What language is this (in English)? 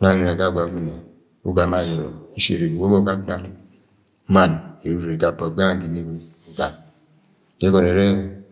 Agwagwune